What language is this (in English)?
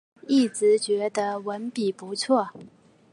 Chinese